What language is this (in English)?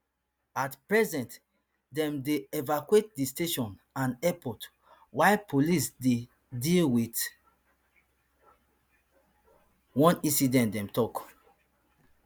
Nigerian Pidgin